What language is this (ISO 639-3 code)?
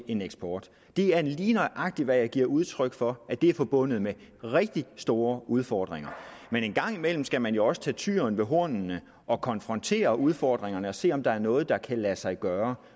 dan